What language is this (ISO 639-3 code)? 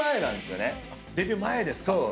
jpn